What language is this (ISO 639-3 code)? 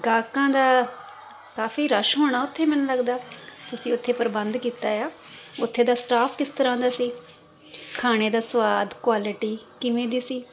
pan